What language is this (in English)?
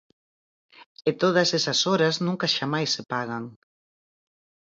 Galician